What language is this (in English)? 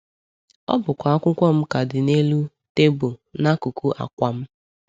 Igbo